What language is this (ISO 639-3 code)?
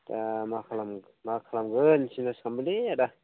brx